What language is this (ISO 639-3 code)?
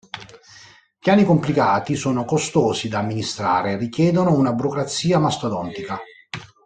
ita